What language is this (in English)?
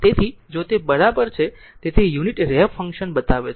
Gujarati